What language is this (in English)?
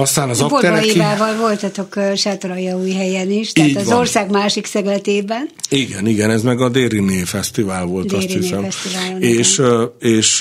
Hungarian